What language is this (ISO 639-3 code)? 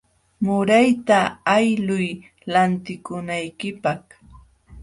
qxw